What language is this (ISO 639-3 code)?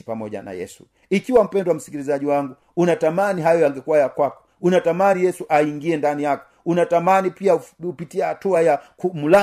swa